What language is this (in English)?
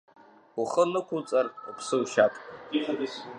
Abkhazian